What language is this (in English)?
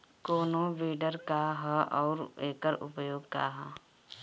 Bhojpuri